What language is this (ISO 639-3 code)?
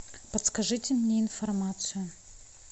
rus